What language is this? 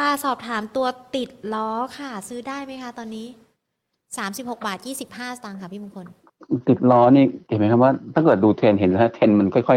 Thai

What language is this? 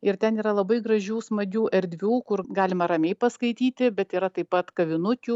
Lithuanian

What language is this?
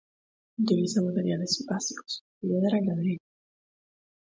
Spanish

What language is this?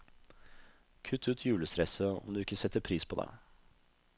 Norwegian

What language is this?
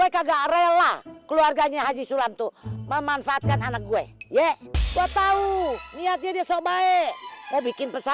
Indonesian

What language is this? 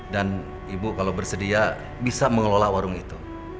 Indonesian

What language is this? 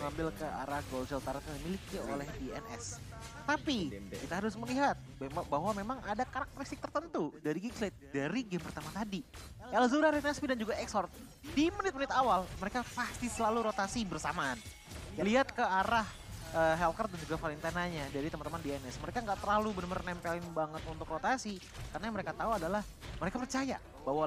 Indonesian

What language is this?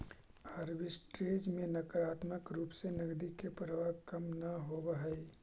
Magahi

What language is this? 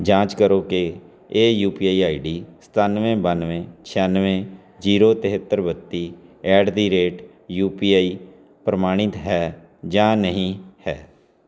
Punjabi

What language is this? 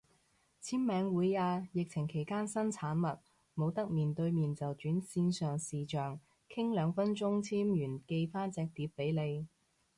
Cantonese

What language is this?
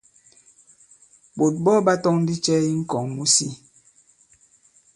Bankon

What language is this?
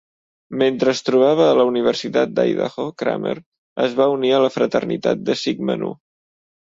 Catalan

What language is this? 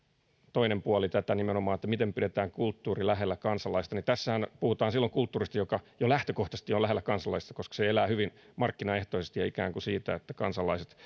Finnish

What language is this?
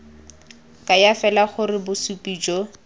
Tswana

